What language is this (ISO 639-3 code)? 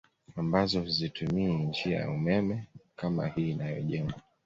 swa